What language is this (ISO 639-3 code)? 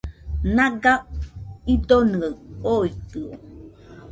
hux